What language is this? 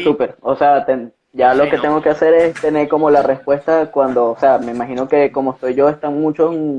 Spanish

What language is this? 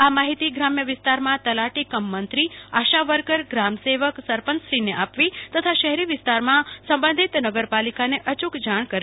Gujarati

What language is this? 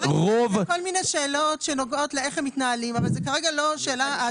Hebrew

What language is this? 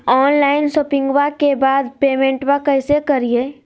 Magahi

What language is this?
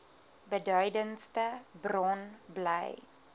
Afrikaans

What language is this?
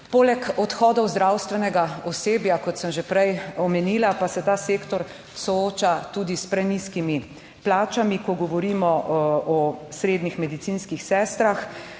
Slovenian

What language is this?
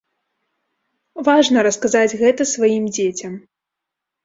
Belarusian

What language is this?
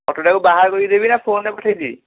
Odia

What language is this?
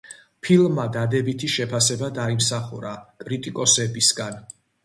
Georgian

